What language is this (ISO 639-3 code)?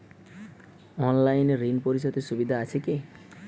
ben